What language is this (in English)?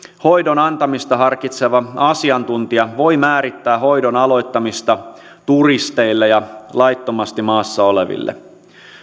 Finnish